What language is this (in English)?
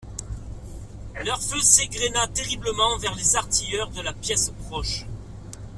French